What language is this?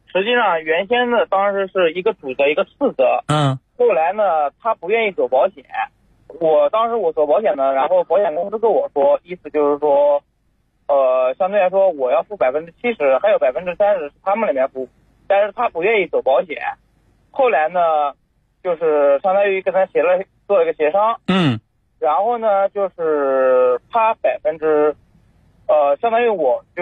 Chinese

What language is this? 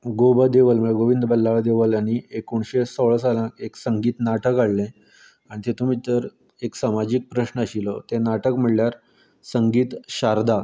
Konkani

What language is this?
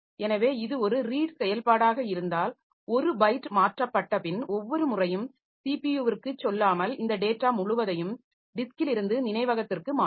Tamil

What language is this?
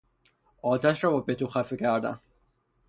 Persian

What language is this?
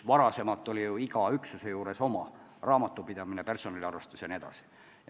Estonian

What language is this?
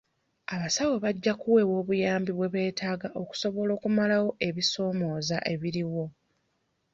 Ganda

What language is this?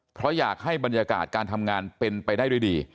Thai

